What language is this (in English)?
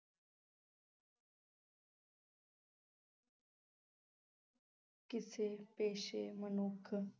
Punjabi